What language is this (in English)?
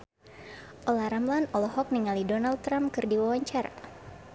Sundanese